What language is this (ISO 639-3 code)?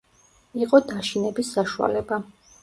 kat